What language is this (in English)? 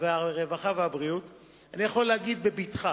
Hebrew